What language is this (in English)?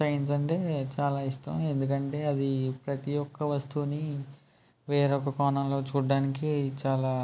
Telugu